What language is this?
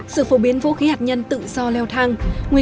Vietnamese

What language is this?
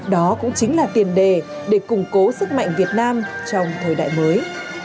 Vietnamese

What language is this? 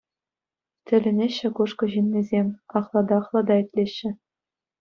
Chuvash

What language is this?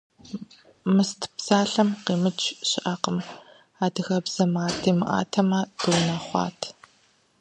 Kabardian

